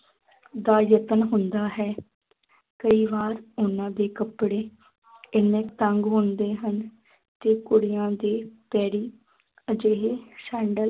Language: Punjabi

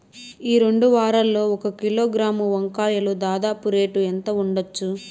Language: Telugu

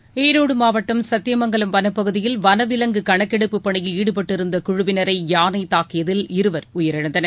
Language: Tamil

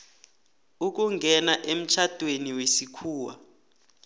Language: South Ndebele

